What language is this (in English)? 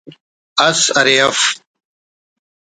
Brahui